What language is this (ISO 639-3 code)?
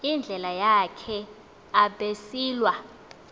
xho